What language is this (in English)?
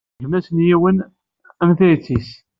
Kabyle